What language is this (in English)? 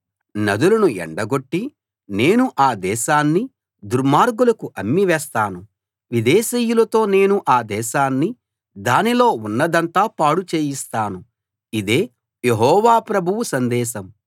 Telugu